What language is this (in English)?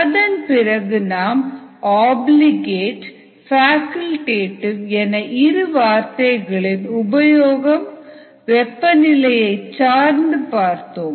Tamil